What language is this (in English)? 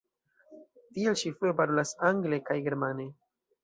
Esperanto